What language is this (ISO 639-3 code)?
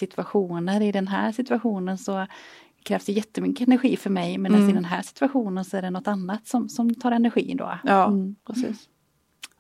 swe